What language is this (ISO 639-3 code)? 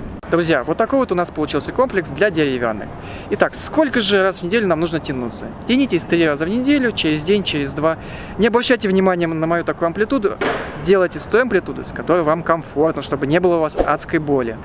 rus